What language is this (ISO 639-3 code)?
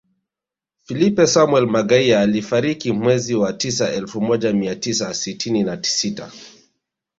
swa